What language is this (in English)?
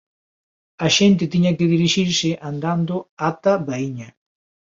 Galician